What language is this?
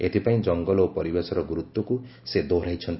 Odia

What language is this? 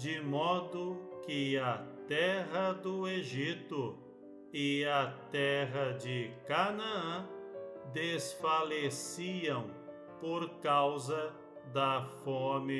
Portuguese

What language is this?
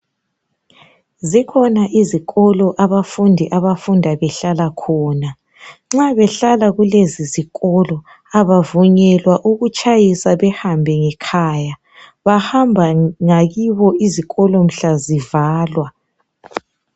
North Ndebele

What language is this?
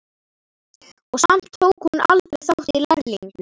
Icelandic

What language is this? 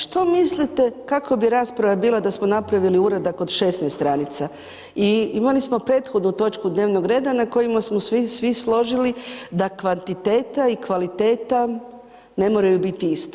Croatian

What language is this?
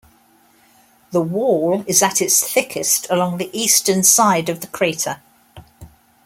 English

